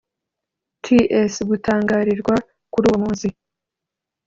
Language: Kinyarwanda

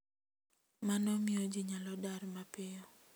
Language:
Luo (Kenya and Tanzania)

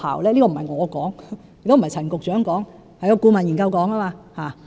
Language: Cantonese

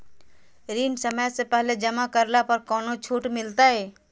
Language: Magahi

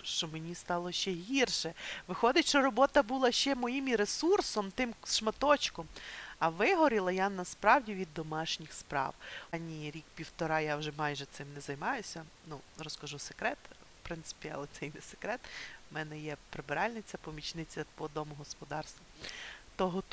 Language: Ukrainian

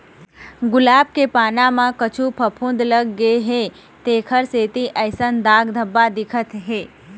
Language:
Chhattisgarhi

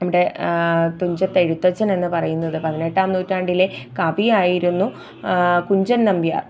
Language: Malayalam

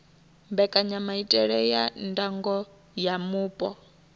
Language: Venda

